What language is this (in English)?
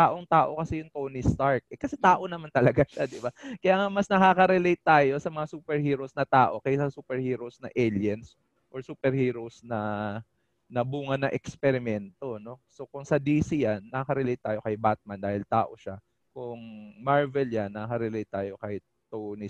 Filipino